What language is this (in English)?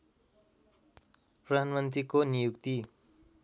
Nepali